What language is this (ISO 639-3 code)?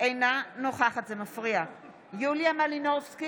heb